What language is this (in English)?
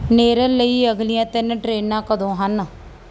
Punjabi